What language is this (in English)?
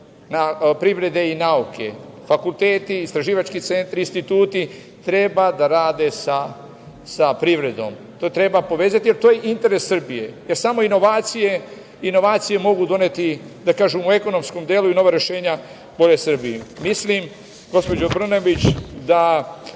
Serbian